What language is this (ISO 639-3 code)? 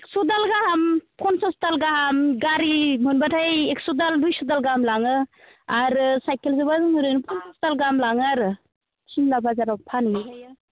brx